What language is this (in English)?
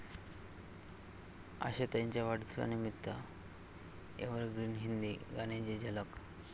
Marathi